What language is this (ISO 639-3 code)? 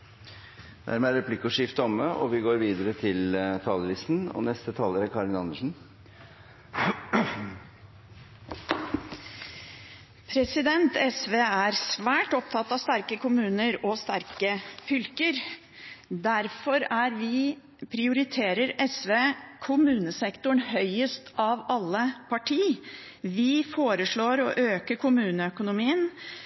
nor